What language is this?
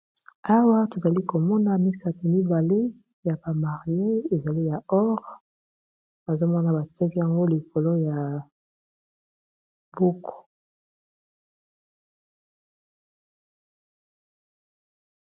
Lingala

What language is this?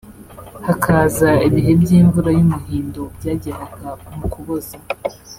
Kinyarwanda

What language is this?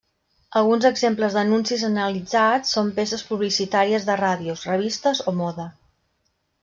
Catalan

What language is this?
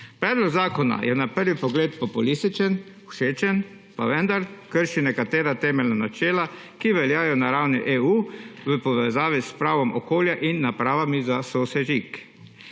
Slovenian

